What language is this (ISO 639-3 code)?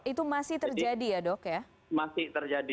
ind